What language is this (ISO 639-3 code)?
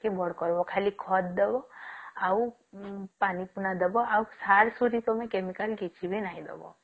ori